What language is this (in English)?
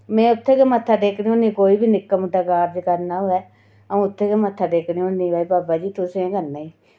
Dogri